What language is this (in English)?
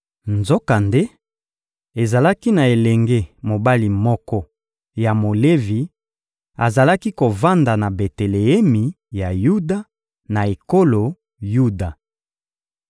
Lingala